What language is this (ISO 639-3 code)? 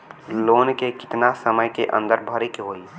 bho